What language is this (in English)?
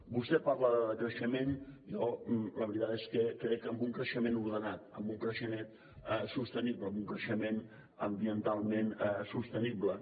Catalan